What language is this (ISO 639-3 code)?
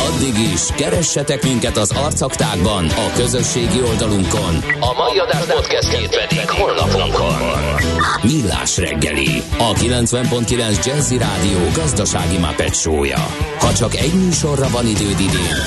hun